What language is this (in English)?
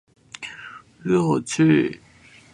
Chinese